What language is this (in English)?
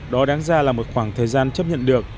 Vietnamese